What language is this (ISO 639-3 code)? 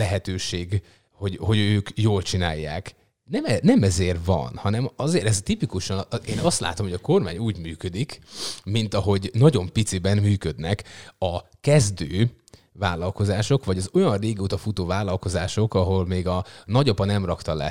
hun